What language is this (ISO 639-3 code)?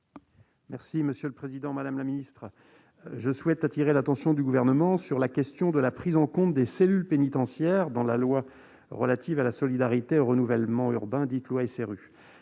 fra